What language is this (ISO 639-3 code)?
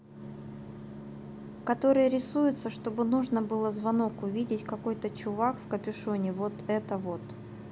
rus